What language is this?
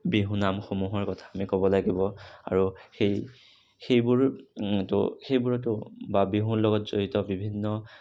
Assamese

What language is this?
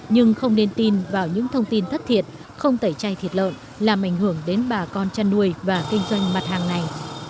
Vietnamese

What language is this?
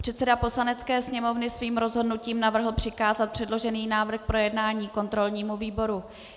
Czech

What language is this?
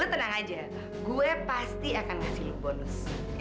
Indonesian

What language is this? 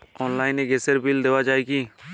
Bangla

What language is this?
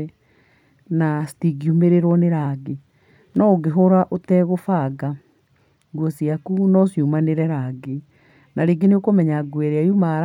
Kikuyu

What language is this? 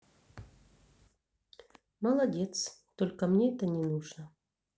Russian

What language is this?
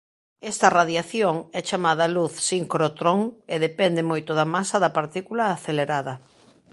Galician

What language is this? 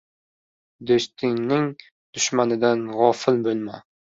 Uzbek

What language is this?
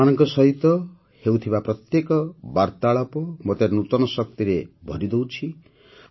Odia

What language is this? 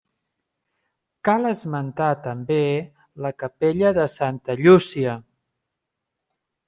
Catalan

